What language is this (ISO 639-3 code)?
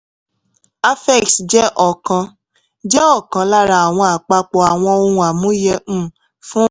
yor